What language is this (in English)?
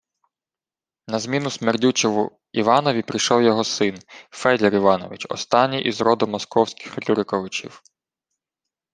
Ukrainian